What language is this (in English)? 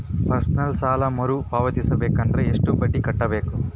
Kannada